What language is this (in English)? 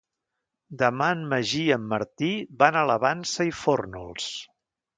Catalan